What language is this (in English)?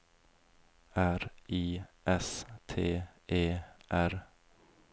Norwegian